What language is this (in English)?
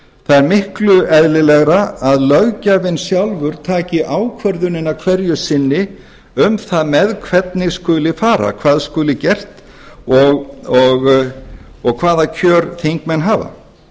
Icelandic